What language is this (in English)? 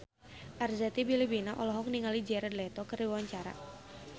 Sundanese